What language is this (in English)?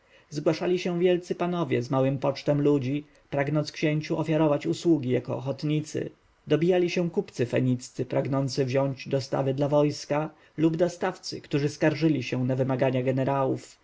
Polish